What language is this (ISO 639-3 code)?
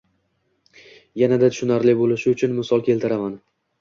uzb